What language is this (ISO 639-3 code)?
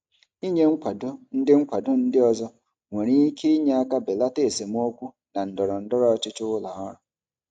ibo